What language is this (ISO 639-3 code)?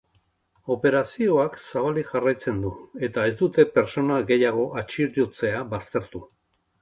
eus